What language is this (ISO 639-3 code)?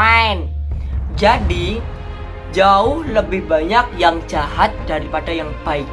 ind